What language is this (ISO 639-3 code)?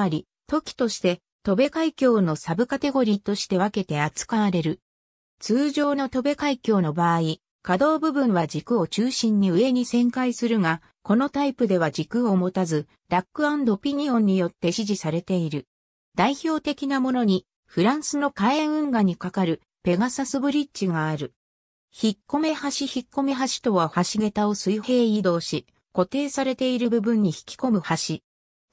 jpn